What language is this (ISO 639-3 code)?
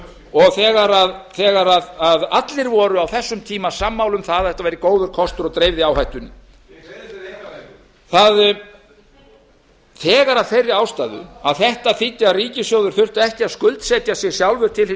isl